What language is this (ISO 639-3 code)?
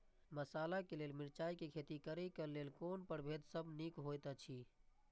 mai